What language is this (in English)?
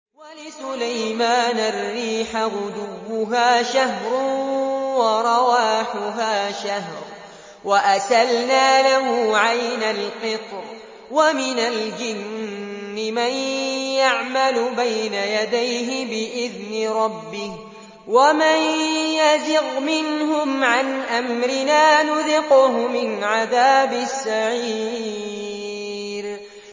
Arabic